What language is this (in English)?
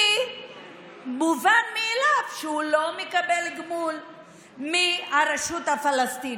Hebrew